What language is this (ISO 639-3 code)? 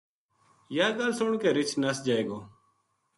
gju